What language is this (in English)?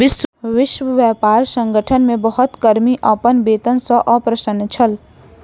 Maithili